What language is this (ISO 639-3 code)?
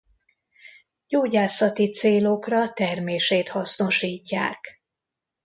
hun